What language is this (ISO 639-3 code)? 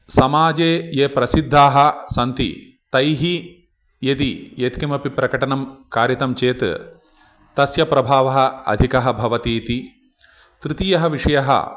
san